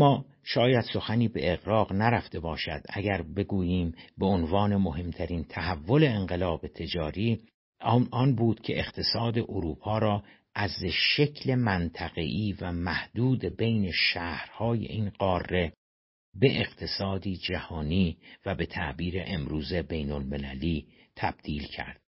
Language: Persian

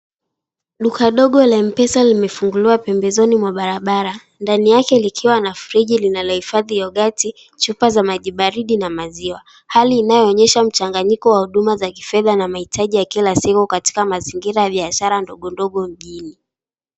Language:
Swahili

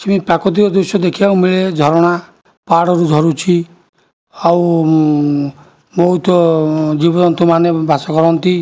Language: Odia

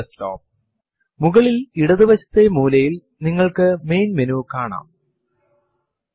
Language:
Malayalam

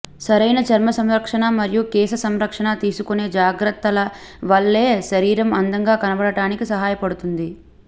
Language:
Telugu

